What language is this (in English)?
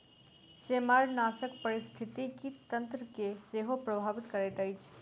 Maithili